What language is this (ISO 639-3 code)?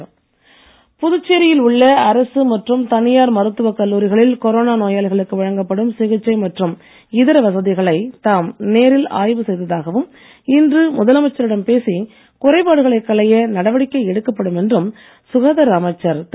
tam